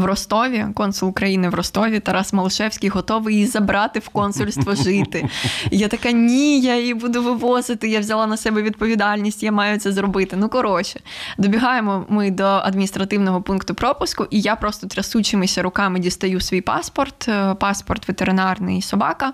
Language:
Ukrainian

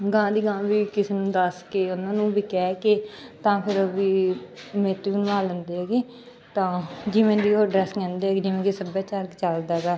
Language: Punjabi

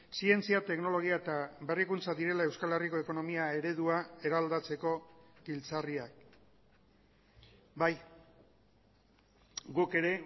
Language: Basque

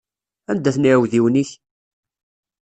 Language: Kabyle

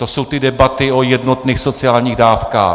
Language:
Czech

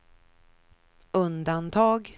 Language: Swedish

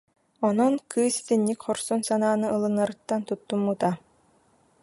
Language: Yakut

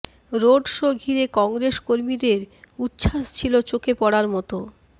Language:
Bangla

